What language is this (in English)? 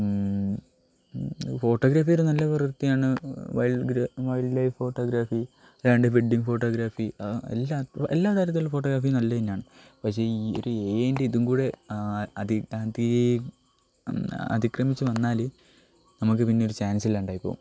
Malayalam